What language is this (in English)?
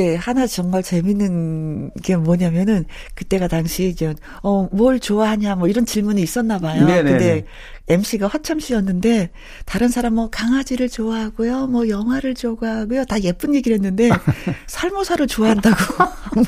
Korean